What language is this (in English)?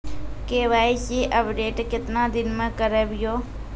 Maithili